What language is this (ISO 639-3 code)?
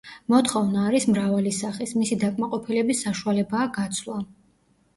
kat